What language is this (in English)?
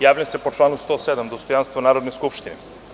Serbian